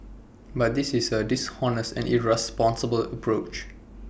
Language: English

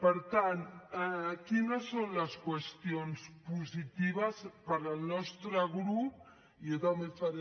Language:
Catalan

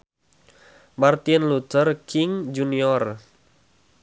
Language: Sundanese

